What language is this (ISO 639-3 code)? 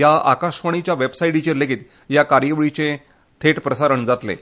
kok